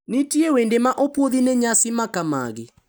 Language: Luo (Kenya and Tanzania)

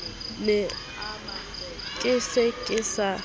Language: Southern Sotho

